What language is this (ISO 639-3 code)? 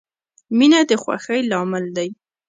pus